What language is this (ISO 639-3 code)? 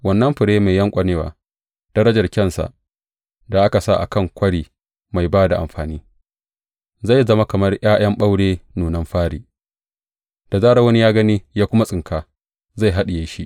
hau